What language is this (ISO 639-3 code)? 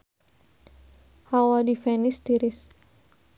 sun